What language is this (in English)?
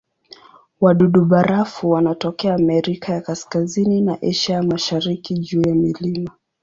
Swahili